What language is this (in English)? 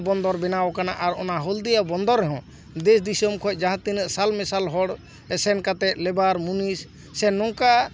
Santali